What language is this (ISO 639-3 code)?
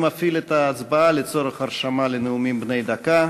heb